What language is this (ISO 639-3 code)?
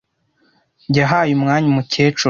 kin